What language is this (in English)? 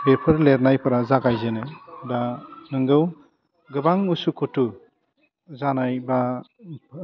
Bodo